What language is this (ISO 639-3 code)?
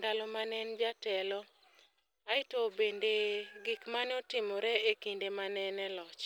luo